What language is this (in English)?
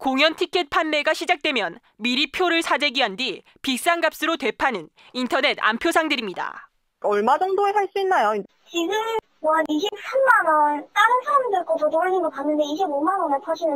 Korean